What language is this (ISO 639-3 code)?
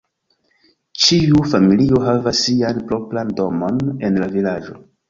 epo